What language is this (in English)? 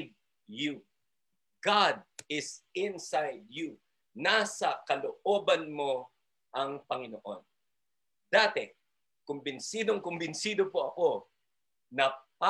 Filipino